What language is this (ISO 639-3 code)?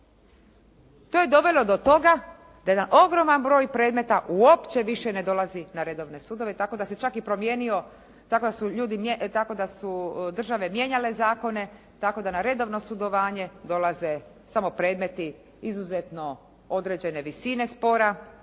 hrv